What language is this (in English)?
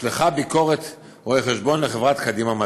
Hebrew